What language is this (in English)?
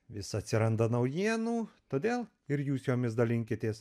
Lithuanian